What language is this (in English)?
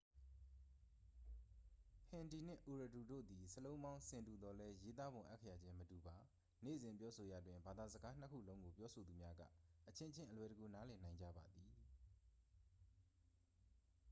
Burmese